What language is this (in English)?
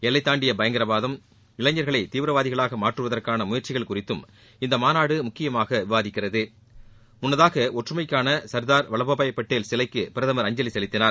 Tamil